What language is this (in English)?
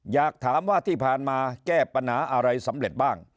Thai